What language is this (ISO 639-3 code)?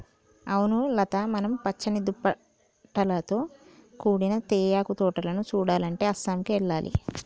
tel